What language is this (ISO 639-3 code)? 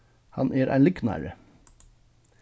fao